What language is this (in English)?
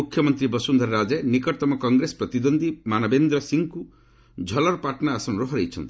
Odia